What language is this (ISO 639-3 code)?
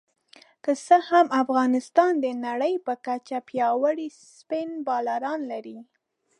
pus